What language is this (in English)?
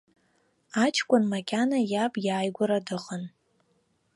Abkhazian